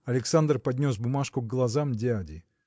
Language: Russian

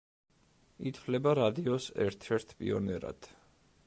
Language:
Georgian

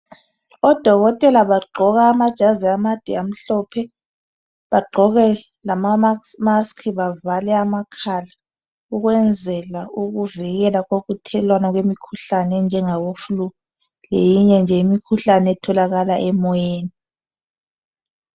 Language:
North Ndebele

